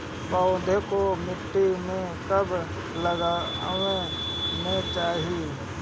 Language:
Bhojpuri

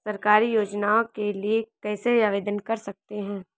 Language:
Hindi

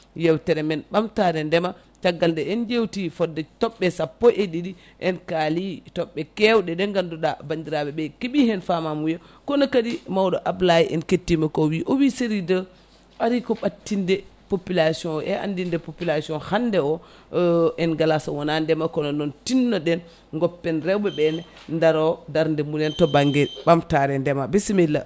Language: Fula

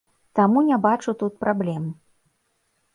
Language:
Belarusian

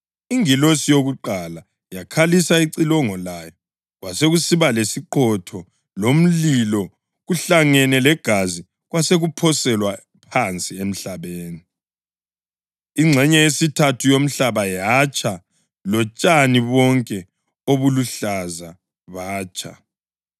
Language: North Ndebele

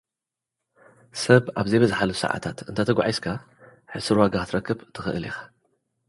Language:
Tigrinya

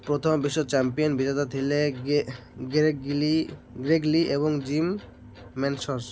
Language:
Odia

